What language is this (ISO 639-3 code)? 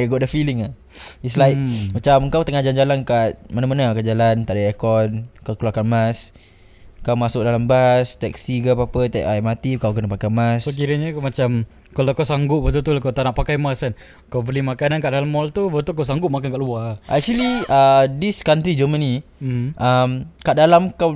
msa